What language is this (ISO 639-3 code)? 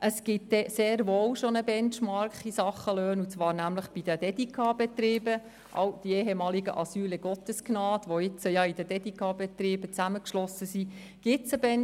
gsw